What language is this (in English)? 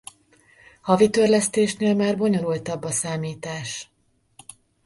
Hungarian